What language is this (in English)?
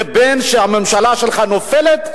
Hebrew